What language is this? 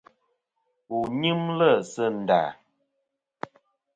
Kom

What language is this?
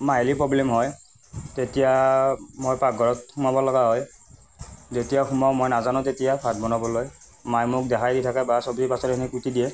Assamese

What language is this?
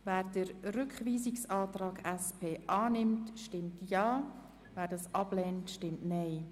Swiss German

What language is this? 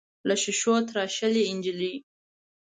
Pashto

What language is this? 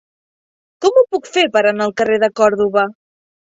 Catalan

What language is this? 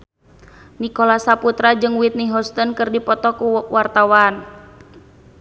Sundanese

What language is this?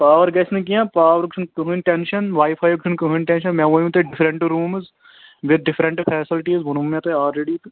Kashmiri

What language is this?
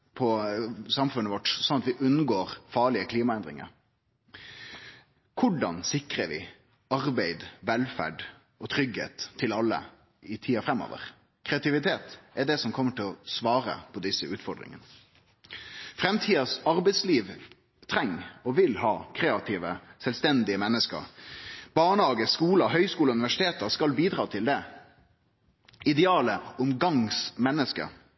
Norwegian Nynorsk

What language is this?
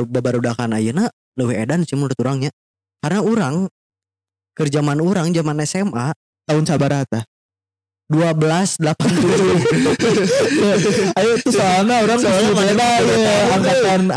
Indonesian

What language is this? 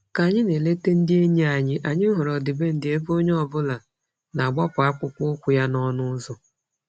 Igbo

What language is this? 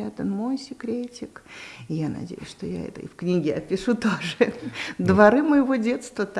Russian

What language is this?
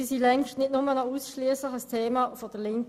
Swiss German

